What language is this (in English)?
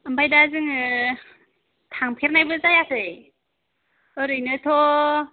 Bodo